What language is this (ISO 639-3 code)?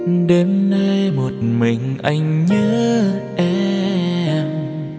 vie